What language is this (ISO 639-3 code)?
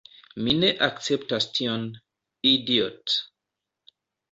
epo